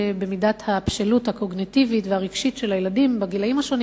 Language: Hebrew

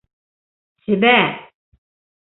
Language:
Bashkir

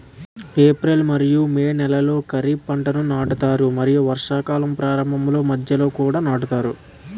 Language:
Telugu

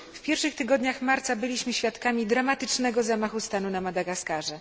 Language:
Polish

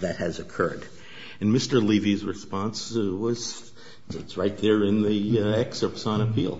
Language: English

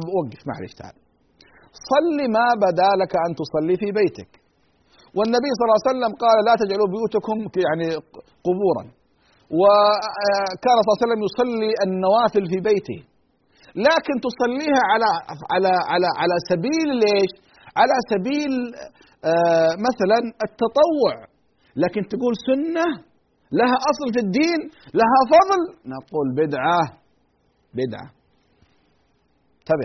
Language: Arabic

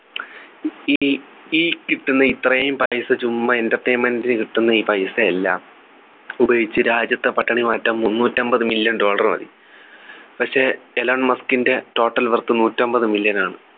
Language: Malayalam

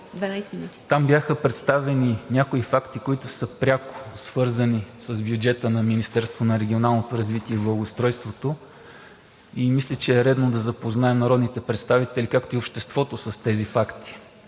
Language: Bulgarian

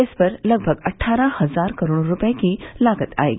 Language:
Hindi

